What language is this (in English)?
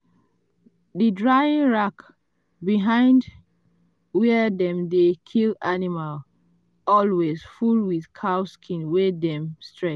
Nigerian Pidgin